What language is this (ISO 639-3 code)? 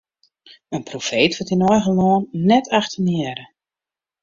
fry